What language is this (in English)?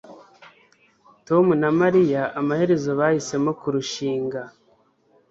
Kinyarwanda